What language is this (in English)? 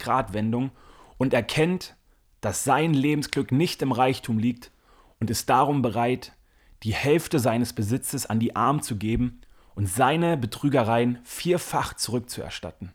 German